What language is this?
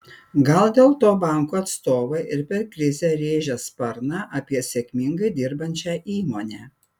Lithuanian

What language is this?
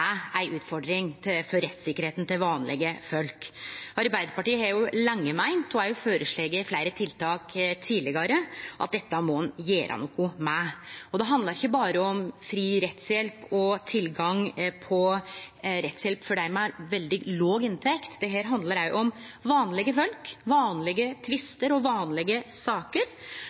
Norwegian Nynorsk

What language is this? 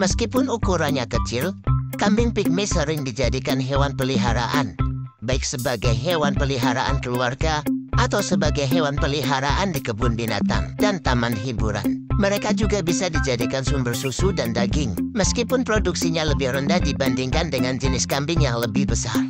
Indonesian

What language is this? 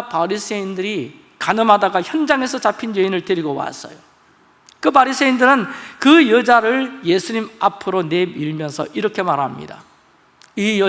Korean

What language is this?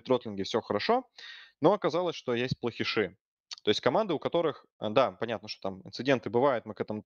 Russian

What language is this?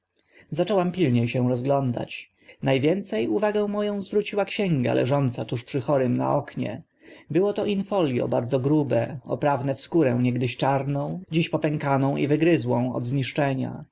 Polish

